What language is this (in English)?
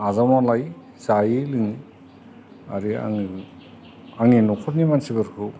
Bodo